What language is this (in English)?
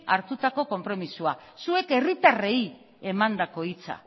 Basque